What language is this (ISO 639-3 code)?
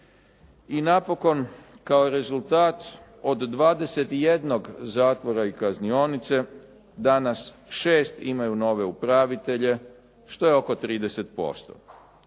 hrv